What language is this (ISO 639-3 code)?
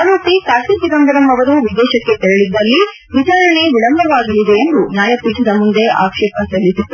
kan